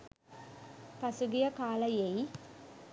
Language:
Sinhala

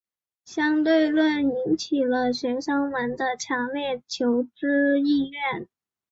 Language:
Chinese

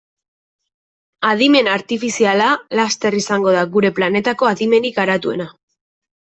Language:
Basque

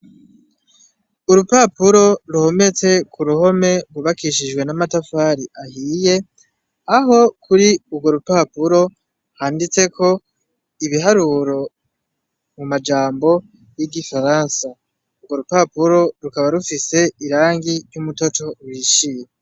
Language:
Rundi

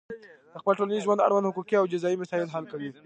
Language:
Pashto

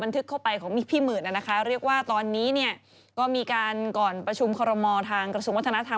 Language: Thai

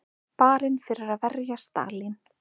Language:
Icelandic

